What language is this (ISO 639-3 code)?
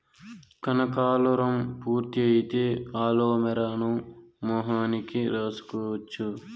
tel